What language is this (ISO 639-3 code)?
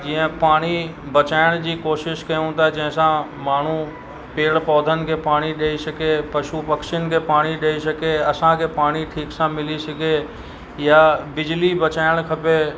snd